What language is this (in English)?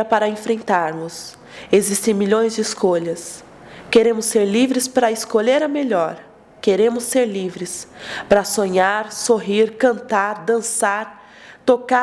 Portuguese